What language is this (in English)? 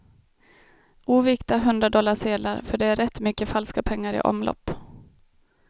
Swedish